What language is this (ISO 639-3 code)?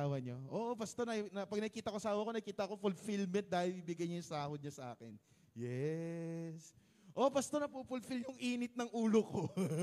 fil